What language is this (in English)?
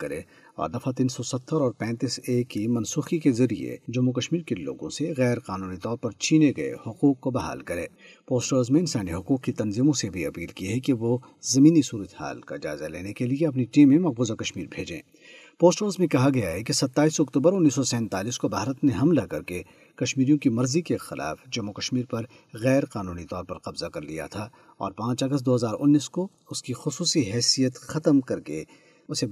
Urdu